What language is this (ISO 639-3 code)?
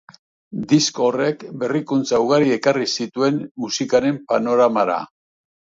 eus